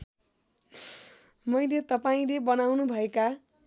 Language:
Nepali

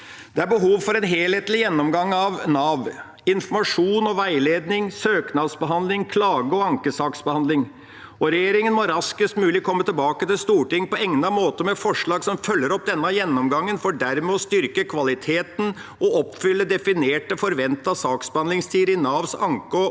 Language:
Norwegian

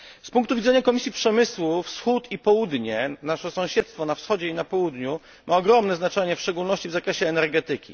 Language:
Polish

